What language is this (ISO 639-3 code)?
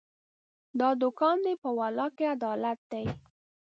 pus